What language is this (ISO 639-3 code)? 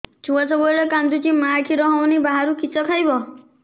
ori